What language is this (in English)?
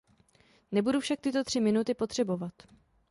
Czech